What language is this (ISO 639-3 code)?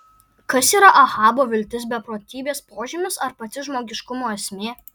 lit